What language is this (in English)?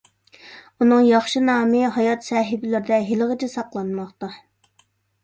Uyghur